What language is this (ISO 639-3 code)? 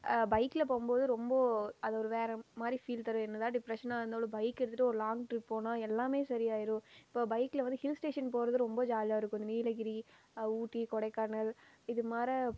tam